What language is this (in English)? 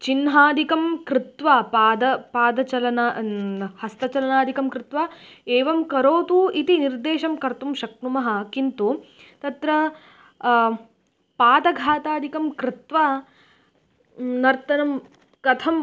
Sanskrit